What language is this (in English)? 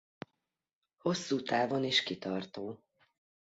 Hungarian